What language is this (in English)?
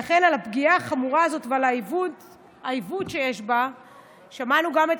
Hebrew